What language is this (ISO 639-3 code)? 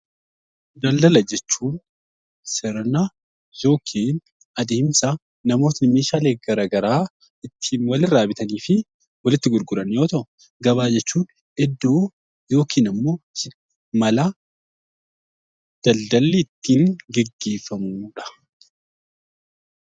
orm